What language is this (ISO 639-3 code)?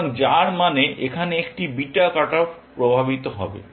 ben